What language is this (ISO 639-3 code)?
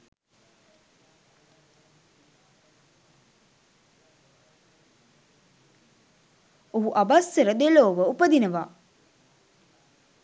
sin